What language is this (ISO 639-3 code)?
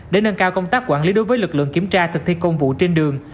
vie